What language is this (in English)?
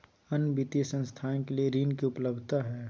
Magahi